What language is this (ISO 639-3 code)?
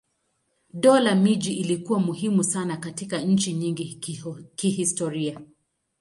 swa